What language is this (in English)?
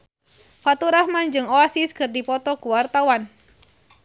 Sundanese